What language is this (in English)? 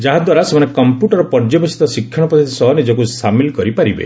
Odia